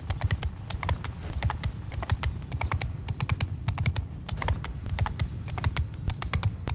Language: Turkish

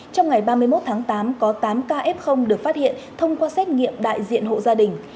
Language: Vietnamese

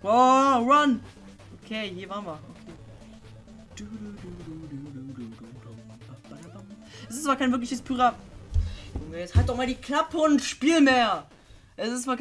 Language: German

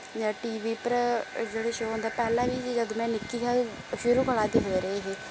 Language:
Dogri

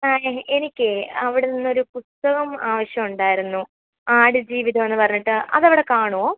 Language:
Malayalam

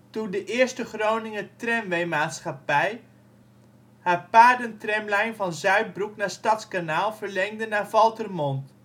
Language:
Dutch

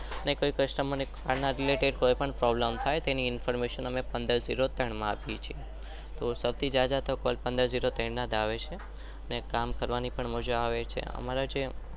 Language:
Gujarati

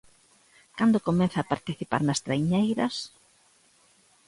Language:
Galician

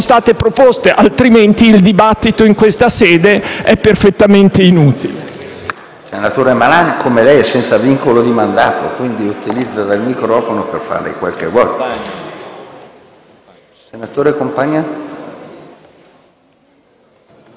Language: Italian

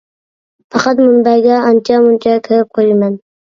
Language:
Uyghur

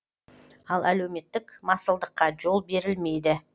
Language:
Kazakh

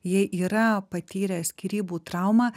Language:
Lithuanian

